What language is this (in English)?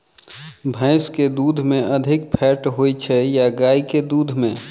Maithili